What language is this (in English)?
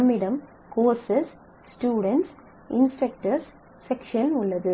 Tamil